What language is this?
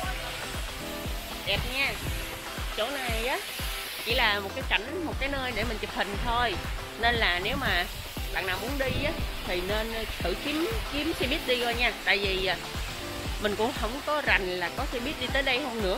Vietnamese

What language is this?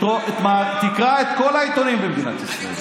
Hebrew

